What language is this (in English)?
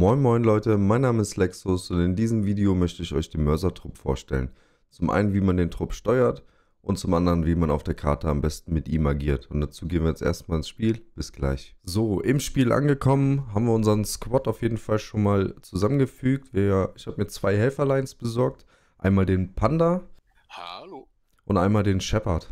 German